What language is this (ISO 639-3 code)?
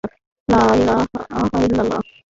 ben